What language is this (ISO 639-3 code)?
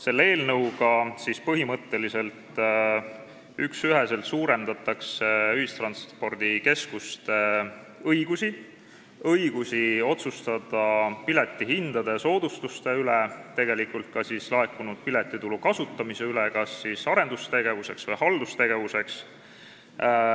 est